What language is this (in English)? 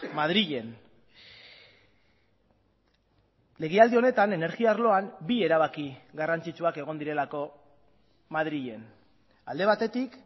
Basque